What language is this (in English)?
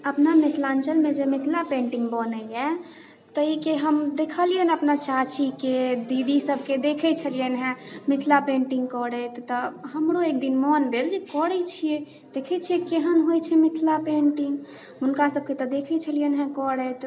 Maithili